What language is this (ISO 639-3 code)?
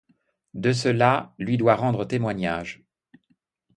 fra